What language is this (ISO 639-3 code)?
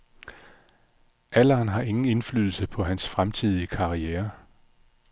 dan